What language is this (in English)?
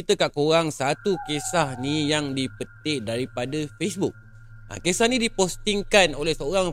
Malay